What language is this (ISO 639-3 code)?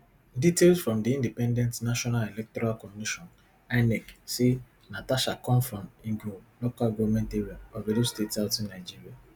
pcm